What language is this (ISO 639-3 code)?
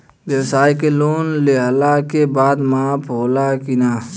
bho